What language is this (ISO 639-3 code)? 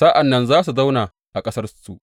hau